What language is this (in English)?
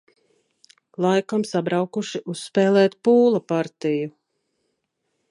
Latvian